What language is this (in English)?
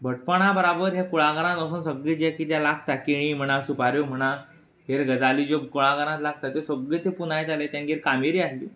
Konkani